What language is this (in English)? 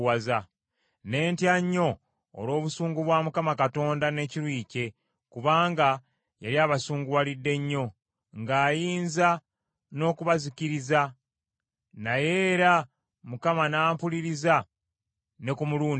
Ganda